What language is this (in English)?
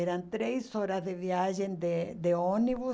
Portuguese